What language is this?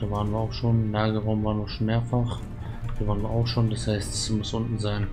German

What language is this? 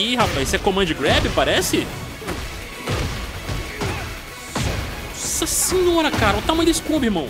Portuguese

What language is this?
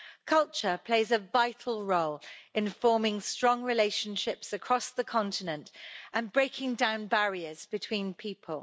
English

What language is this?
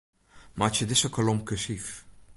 Western Frisian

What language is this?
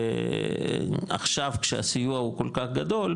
Hebrew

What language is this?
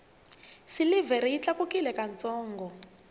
Tsonga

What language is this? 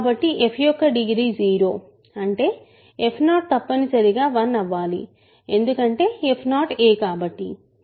Telugu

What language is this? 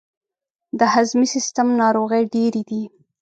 Pashto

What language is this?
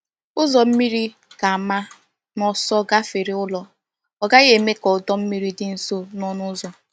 Igbo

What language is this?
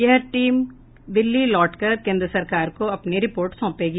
Hindi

